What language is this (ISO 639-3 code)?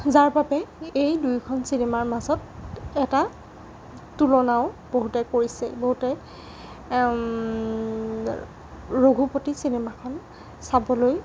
asm